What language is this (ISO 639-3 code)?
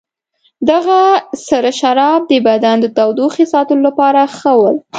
pus